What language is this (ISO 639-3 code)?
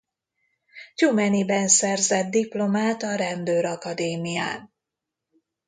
hun